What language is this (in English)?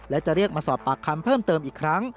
Thai